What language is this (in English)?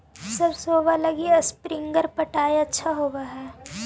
Magahi